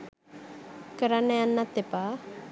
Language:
Sinhala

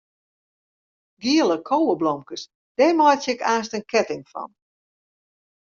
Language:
Western Frisian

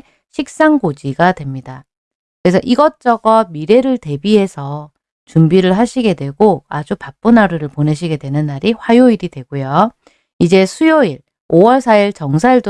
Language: Korean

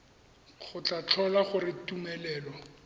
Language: Tswana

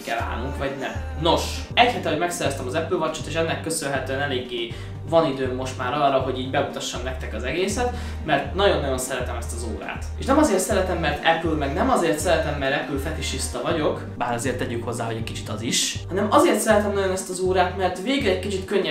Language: Hungarian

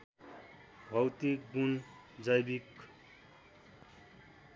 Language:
Nepali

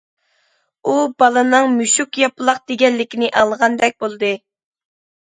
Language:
Uyghur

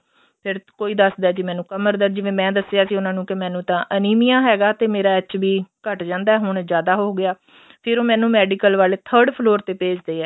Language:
Punjabi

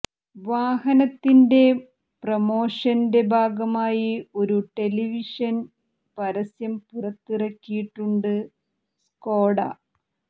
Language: Malayalam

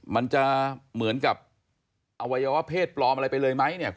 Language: Thai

